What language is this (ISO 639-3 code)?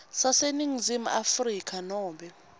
ssw